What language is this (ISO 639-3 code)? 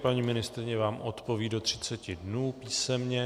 ces